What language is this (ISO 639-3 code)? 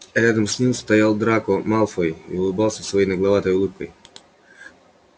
rus